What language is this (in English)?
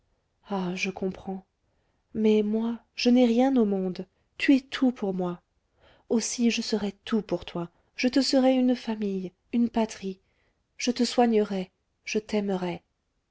French